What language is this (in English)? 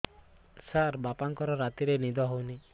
Odia